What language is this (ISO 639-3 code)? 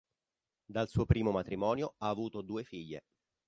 ita